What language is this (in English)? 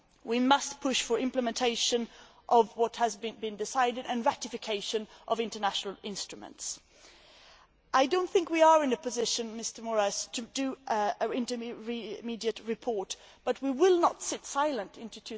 English